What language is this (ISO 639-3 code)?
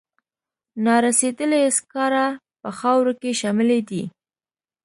pus